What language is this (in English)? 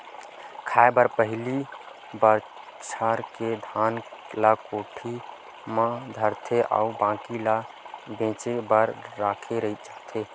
Chhattisgarhi